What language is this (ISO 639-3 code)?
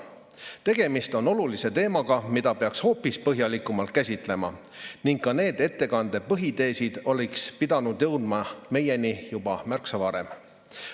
est